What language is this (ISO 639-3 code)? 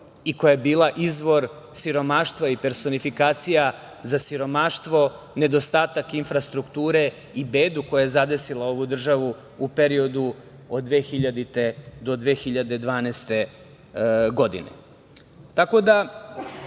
srp